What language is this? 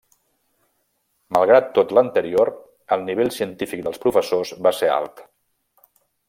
Catalan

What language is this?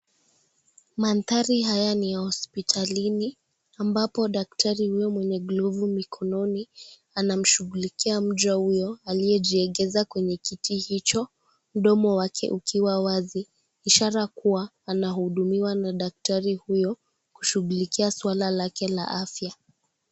Swahili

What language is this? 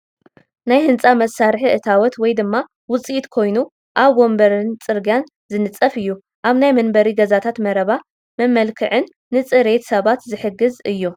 Tigrinya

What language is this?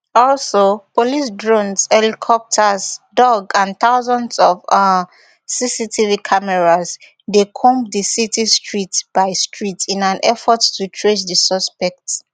Nigerian Pidgin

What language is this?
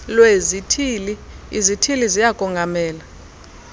Xhosa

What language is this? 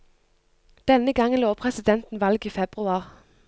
Norwegian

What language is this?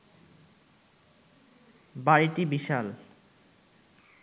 Bangla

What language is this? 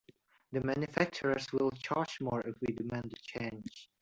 English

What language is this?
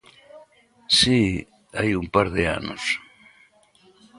Galician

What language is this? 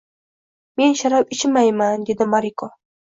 Uzbek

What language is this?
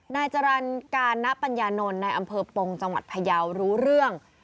Thai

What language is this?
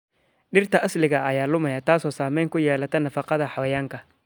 Somali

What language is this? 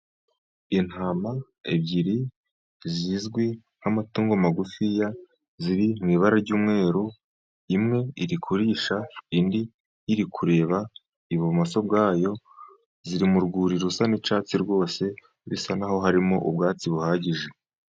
Kinyarwanda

